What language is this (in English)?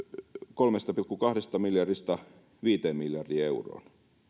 Finnish